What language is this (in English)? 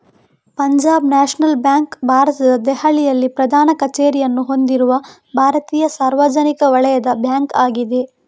Kannada